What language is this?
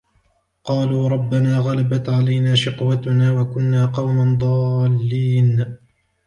Arabic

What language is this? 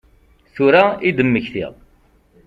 Kabyle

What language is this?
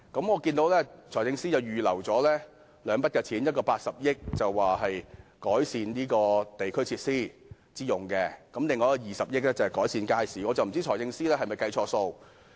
Cantonese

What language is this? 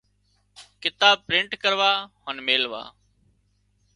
Wadiyara Koli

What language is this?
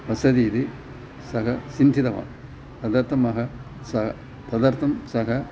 Sanskrit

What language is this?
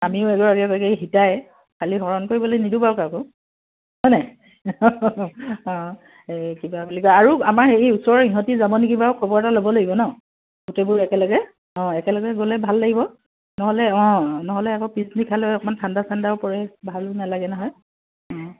Assamese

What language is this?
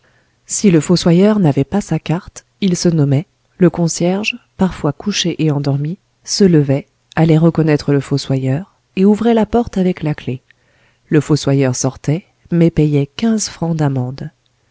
French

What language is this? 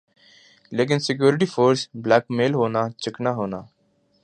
Urdu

